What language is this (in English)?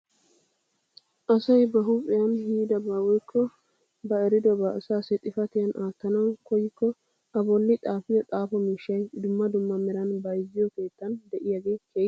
Wolaytta